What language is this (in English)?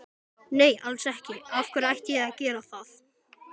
Icelandic